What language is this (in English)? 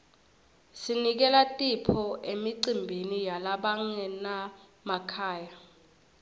Swati